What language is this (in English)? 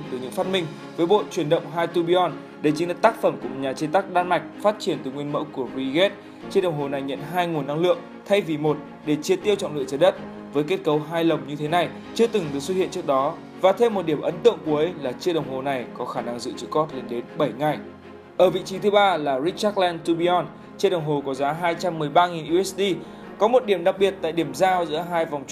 Vietnamese